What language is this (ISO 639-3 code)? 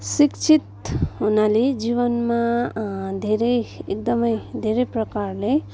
nep